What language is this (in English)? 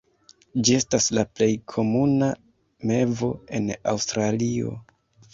Esperanto